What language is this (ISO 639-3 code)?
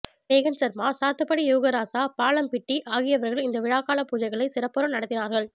tam